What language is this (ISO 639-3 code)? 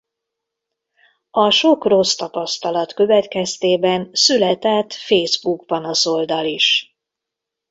hun